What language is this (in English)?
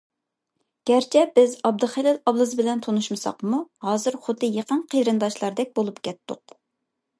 Uyghur